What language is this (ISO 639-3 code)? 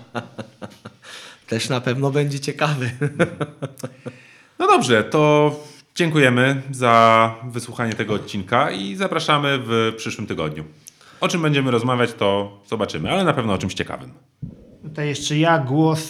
pol